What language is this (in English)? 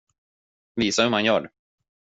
Swedish